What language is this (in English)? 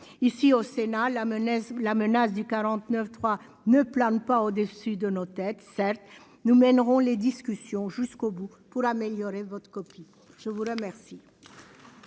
French